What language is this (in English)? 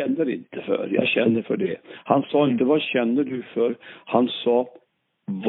Swedish